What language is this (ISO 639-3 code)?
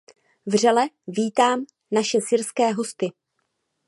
ces